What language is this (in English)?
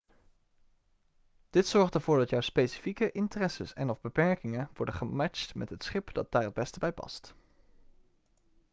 Dutch